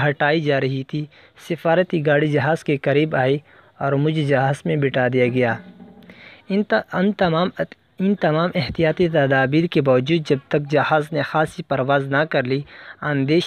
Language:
Hindi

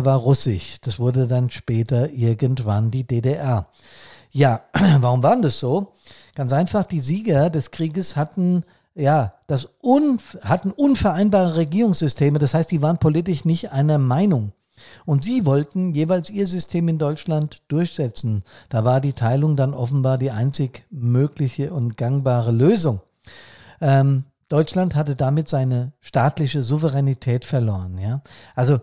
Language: German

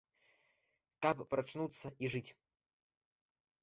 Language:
Belarusian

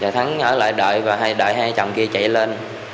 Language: Vietnamese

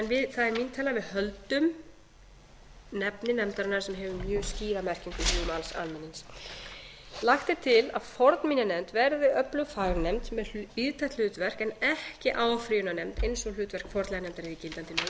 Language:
Icelandic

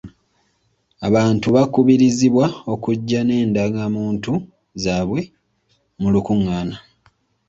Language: Ganda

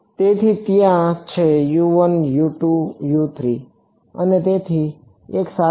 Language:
Gujarati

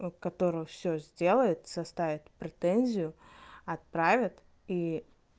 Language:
Russian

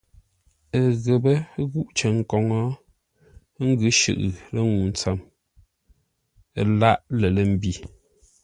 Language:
Ngombale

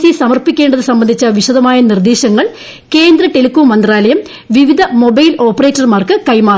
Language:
Malayalam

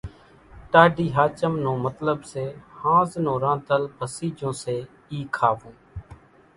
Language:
Kachi Koli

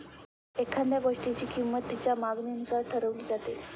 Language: Marathi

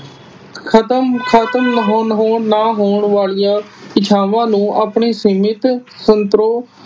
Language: Punjabi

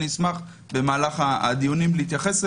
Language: Hebrew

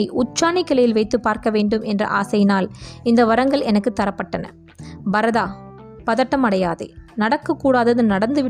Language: Tamil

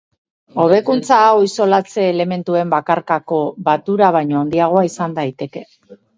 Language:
Basque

